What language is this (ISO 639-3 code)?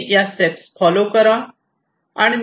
mar